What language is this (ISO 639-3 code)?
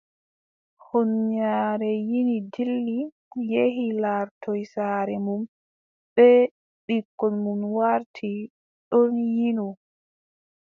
fub